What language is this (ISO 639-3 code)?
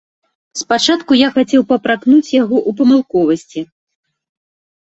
bel